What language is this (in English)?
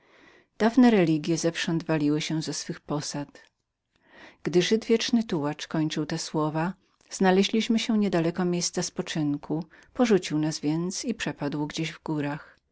Polish